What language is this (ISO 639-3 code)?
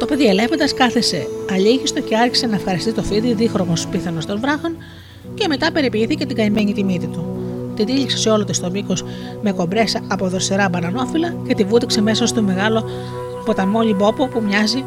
ell